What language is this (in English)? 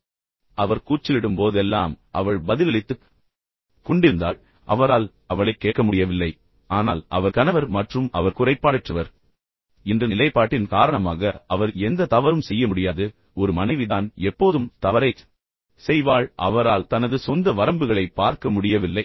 Tamil